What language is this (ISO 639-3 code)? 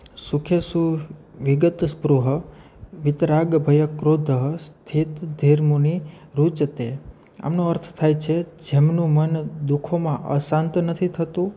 guj